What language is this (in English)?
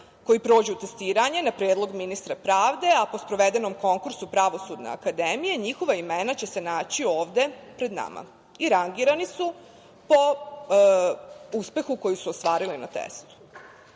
Serbian